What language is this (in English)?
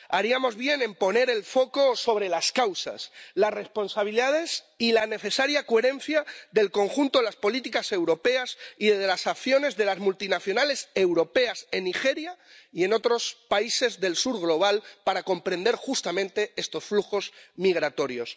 Spanish